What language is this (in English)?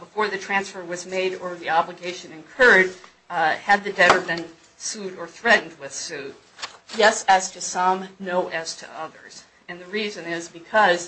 English